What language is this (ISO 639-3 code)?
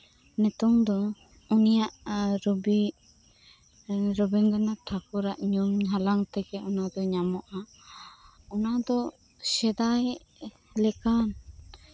sat